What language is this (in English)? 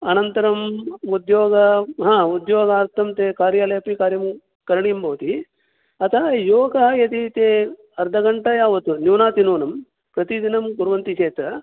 Sanskrit